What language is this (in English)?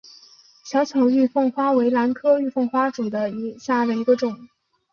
Chinese